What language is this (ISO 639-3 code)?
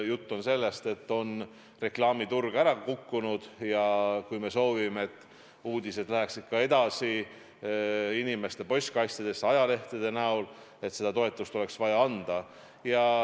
est